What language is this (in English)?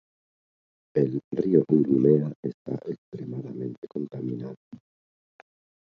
Basque